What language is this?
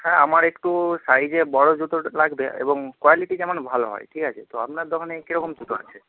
Bangla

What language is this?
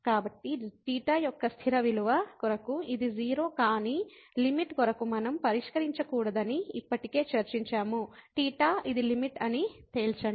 Telugu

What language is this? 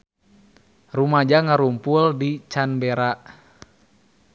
Sundanese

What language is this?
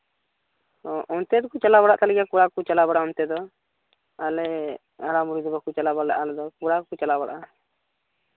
Santali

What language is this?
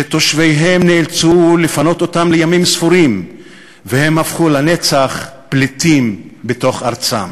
Hebrew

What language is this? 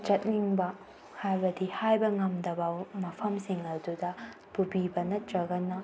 Manipuri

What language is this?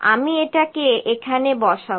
Bangla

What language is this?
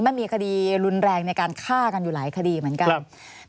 Thai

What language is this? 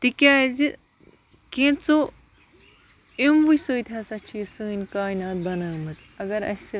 Kashmiri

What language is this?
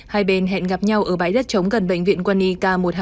Vietnamese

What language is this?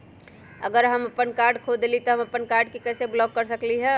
Magahi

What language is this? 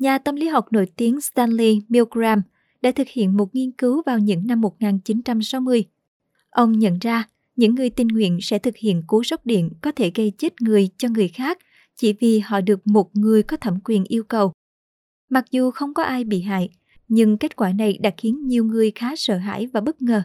Vietnamese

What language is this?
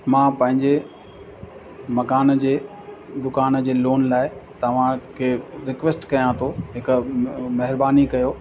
Sindhi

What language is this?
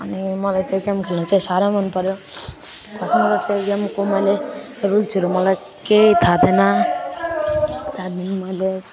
Nepali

